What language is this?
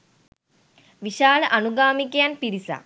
Sinhala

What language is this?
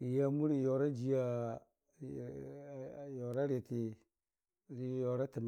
Dijim-Bwilim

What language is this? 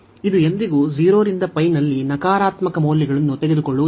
Kannada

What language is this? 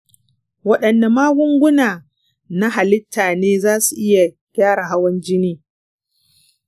Hausa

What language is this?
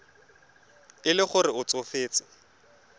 Tswana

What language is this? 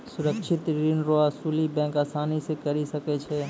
Maithili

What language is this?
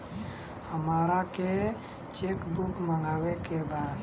Bhojpuri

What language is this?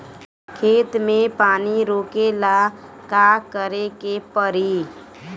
Bhojpuri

